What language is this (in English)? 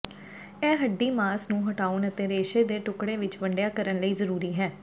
Punjabi